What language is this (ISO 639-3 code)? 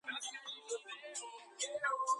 kat